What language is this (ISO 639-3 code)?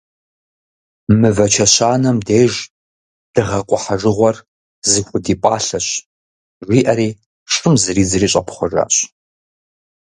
kbd